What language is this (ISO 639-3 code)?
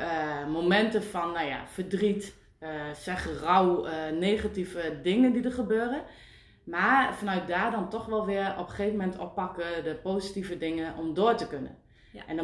nld